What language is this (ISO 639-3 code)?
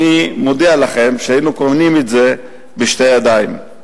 heb